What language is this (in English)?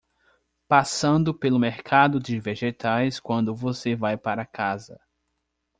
Portuguese